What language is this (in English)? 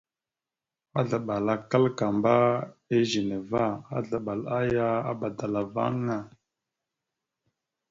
Mada (Cameroon)